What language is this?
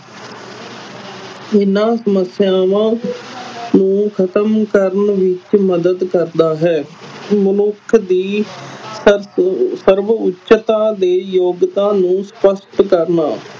Punjabi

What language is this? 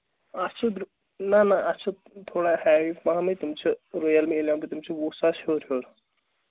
Kashmiri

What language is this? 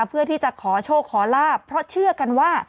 Thai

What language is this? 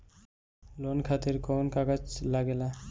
Bhojpuri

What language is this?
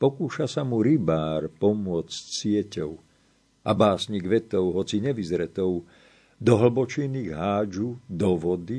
Slovak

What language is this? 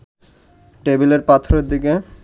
Bangla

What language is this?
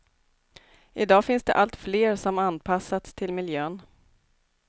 Swedish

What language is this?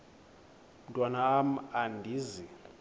Xhosa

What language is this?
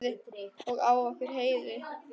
Icelandic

